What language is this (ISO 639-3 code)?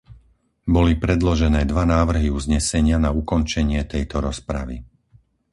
slk